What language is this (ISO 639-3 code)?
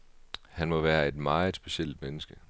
dan